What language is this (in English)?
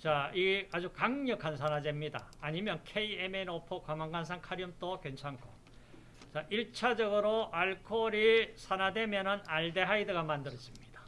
Korean